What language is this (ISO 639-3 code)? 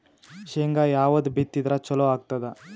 kan